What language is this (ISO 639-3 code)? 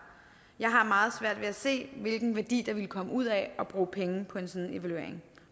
dan